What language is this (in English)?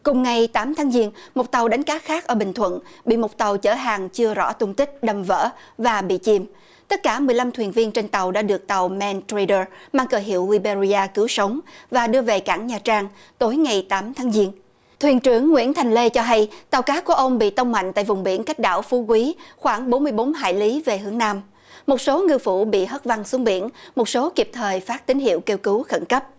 Vietnamese